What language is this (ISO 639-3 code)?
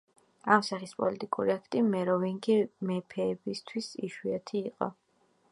kat